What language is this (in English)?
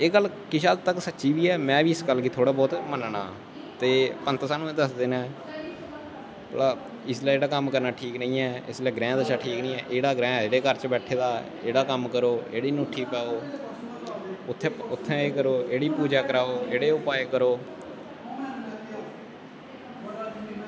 Dogri